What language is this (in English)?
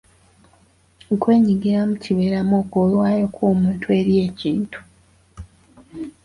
Ganda